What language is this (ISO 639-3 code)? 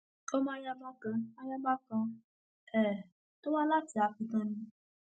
yor